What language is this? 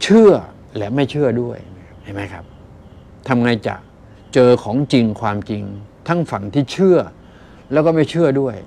Thai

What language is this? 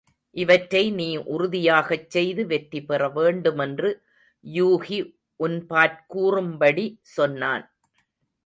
Tamil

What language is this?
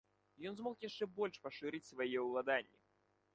Belarusian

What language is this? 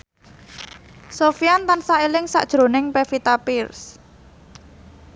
Javanese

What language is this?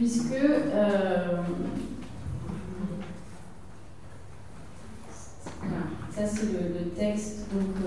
French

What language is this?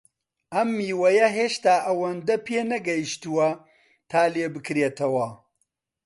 Central Kurdish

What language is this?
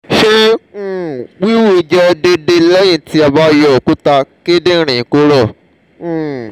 Yoruba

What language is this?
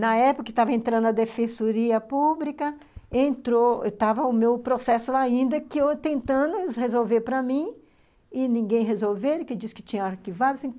Portuguese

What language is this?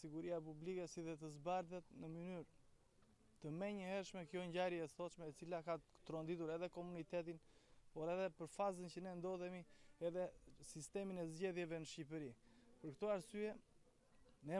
Romanian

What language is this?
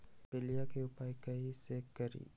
Magahi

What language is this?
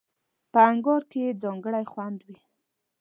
Pashto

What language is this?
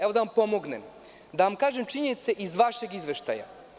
Serbian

